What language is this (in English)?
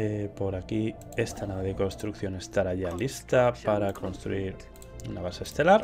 Spanish